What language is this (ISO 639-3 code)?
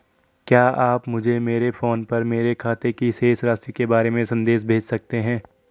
hin